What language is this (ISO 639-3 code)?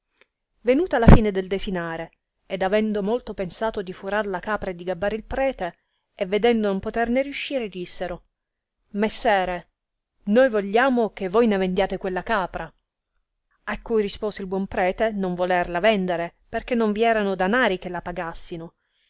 ita